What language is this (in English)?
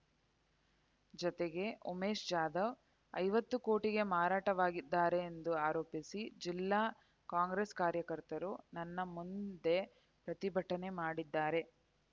Kannada